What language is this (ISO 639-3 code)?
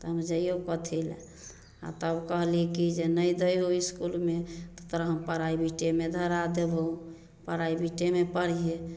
mai